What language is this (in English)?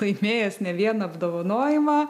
Lithuanian